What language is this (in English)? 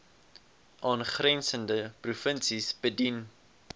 Afrikaans